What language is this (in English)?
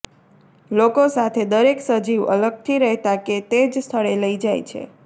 Gujarati